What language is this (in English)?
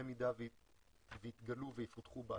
Hebrew